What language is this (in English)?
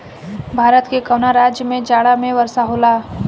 Bhojpuri